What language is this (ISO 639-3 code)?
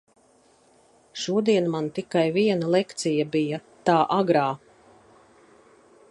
lav